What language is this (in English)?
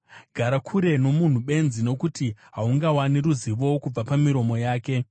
Shona